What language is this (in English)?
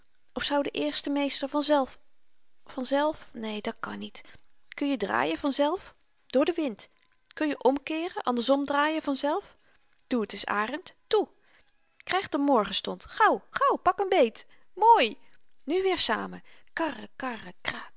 Dutch